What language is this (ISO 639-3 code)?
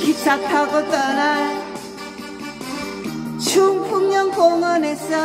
kor